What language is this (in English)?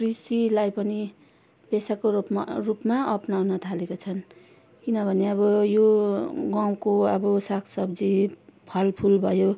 Nepali